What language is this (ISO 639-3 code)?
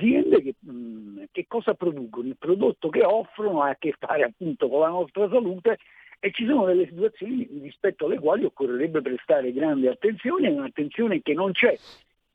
ita